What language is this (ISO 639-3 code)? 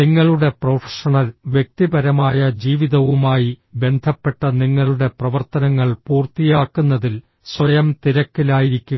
mal